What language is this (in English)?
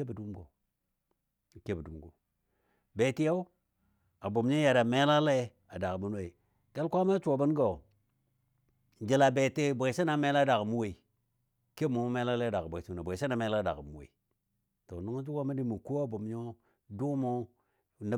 Dadiya